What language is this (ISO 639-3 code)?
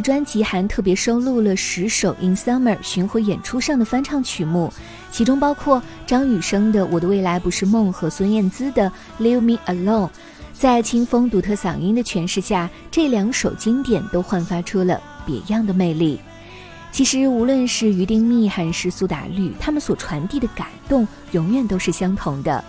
zho